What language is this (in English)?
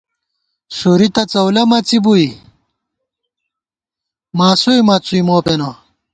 Gawar-Bati